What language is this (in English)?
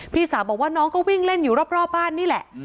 Thai